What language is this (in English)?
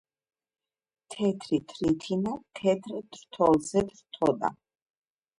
Georgian